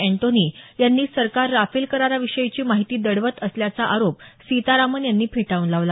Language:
Marathi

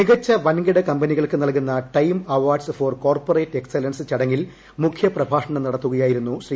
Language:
Malayalam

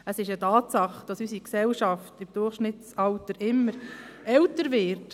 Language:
Swiss German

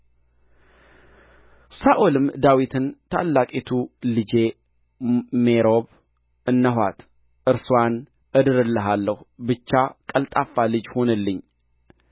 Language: Amharic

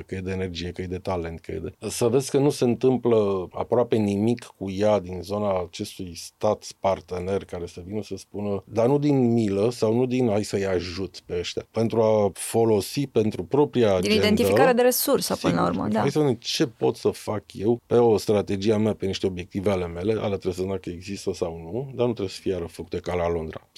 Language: Romanian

